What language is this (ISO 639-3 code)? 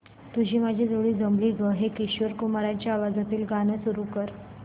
mar